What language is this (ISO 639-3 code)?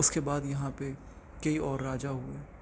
urd